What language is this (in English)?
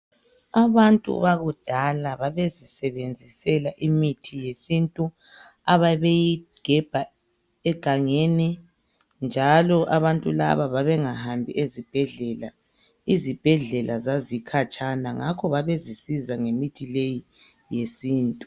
North Ndebele